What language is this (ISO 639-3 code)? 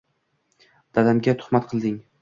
uzb